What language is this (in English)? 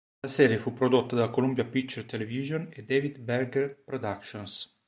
Italian